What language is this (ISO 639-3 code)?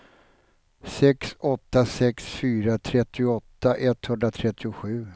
swe